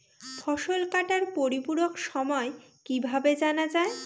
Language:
Bangla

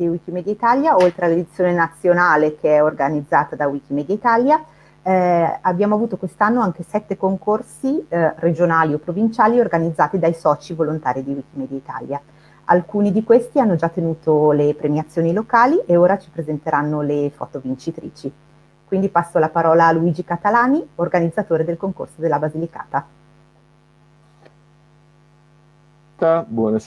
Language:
Italian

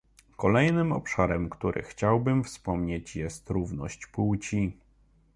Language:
Polish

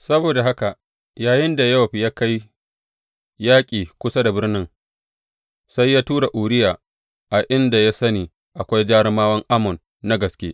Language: Hausa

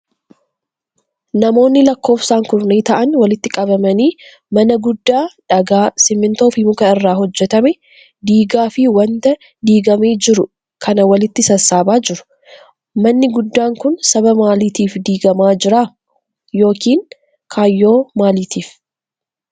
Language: Oromo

